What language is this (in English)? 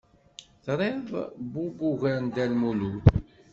Kabyle